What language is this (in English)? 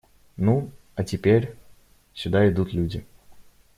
Russian